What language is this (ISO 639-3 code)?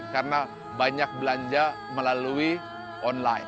ind